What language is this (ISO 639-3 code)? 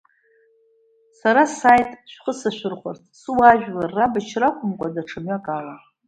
abk